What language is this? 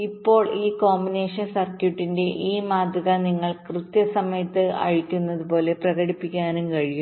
Malayalam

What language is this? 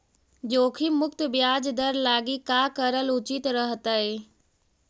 Magahi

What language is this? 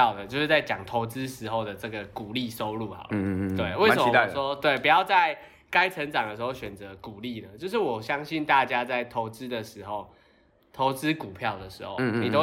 Chinese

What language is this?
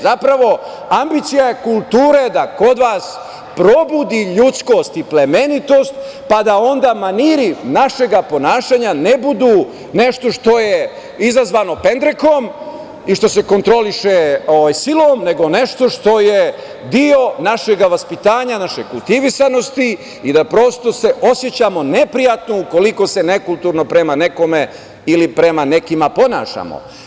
Serbian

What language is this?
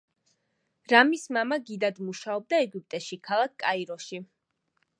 Georgian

